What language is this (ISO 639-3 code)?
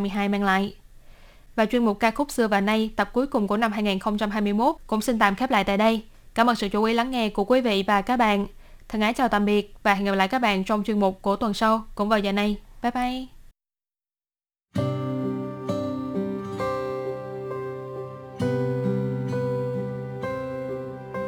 vie